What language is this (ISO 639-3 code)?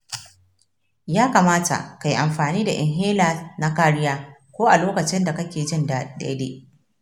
hau